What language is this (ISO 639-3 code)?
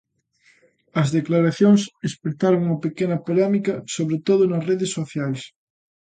glg